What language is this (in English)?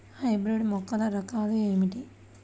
Telugu